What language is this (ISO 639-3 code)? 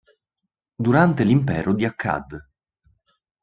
ita